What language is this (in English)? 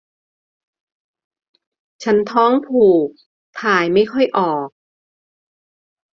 Thai